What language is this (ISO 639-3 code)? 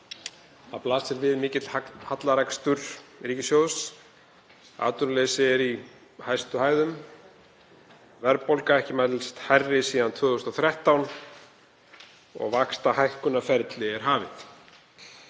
isl